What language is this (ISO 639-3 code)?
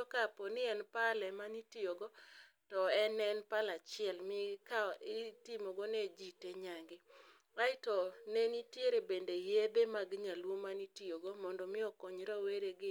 luo